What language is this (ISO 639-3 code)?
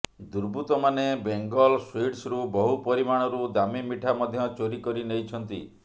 ori